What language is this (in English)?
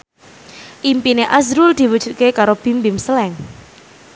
Javanese